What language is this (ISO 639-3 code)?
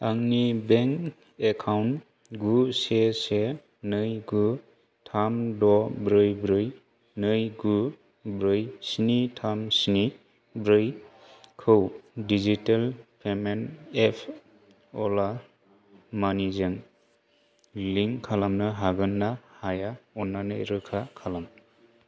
brx